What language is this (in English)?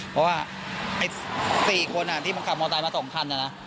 Thai